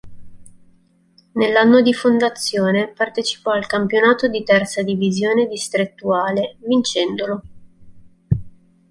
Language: Italian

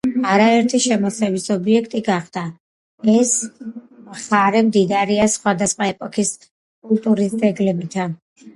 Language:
Georgian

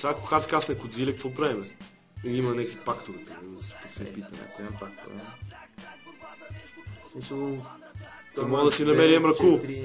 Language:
Bulgarian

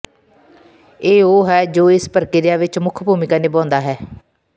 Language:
Punjabi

